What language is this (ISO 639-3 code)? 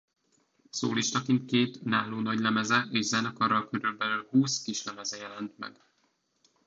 hun